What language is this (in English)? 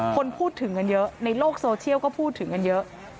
Thai